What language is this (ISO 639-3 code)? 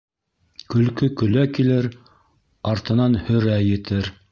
bak